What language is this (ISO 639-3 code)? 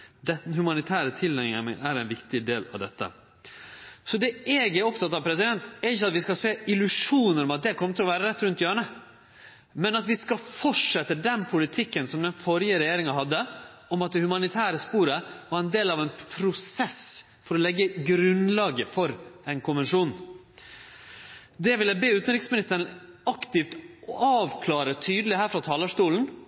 nno